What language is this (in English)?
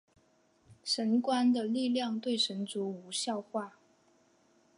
Chinese